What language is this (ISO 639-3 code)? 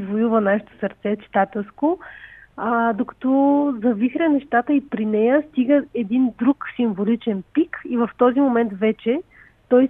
bul